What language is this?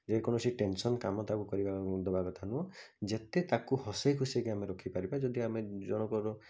Odia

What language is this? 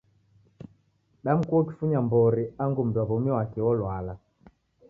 Taita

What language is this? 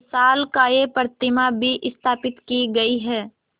Hindi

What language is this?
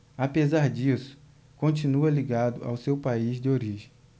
Portuguese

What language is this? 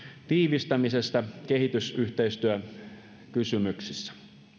Finnish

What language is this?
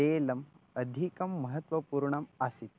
Sanskrit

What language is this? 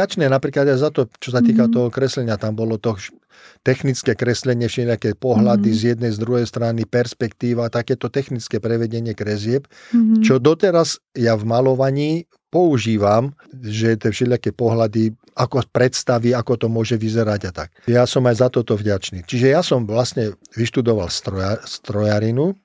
Slovak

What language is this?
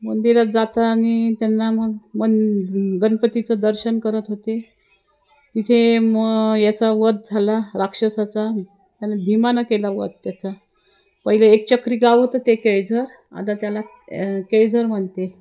Marathi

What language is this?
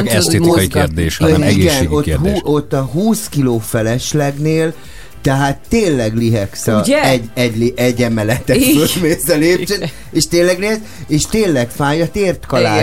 Hungarian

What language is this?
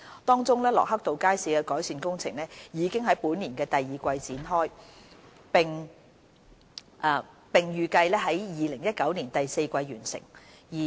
Cantonese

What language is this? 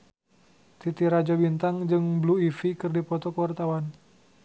Sundanese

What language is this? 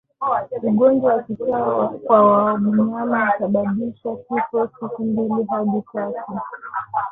Swahili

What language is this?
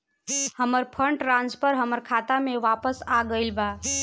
Bhojpuri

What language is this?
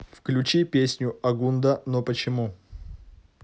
Russian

